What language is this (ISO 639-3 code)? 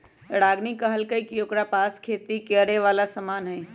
mag